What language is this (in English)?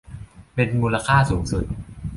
Thai